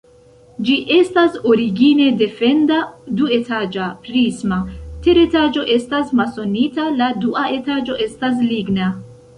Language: Esperanto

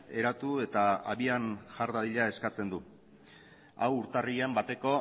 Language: Basque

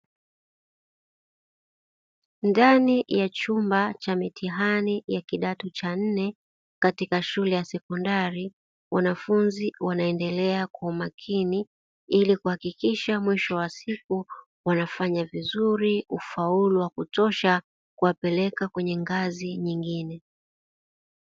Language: Swahili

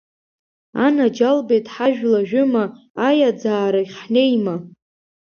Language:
Abkhazian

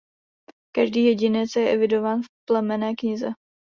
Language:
Czech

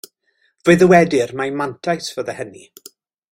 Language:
Welsh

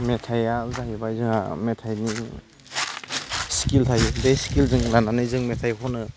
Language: Bodo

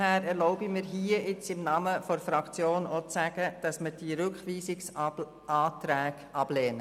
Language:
Swiss German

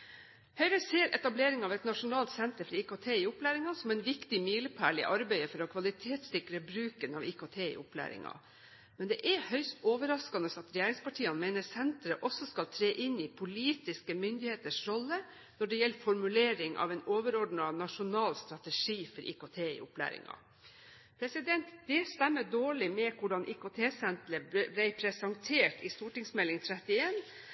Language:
Norwegian Bokmål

